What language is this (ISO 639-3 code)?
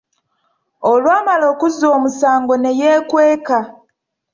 lug